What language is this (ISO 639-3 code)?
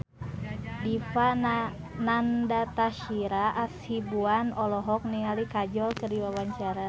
sun